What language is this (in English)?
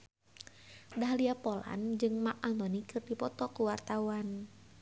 Sundanese